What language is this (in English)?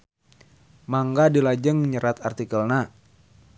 Sundanese